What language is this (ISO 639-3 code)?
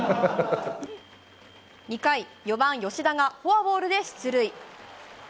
jpn